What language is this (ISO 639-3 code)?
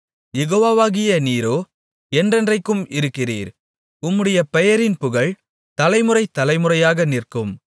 tam